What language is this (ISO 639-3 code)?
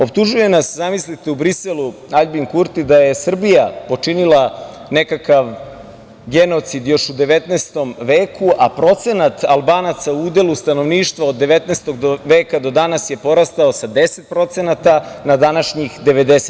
srp